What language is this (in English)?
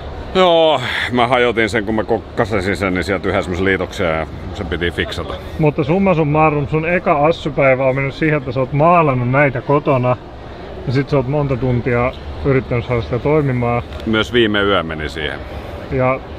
Finnish